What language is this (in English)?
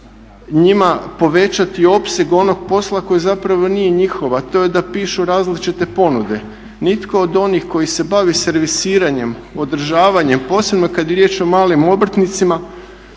Croatian